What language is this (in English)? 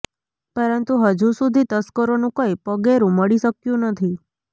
Gujarati